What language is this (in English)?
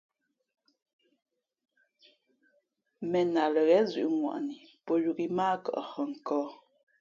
Fe'fe'